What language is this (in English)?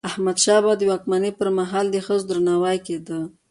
Pashto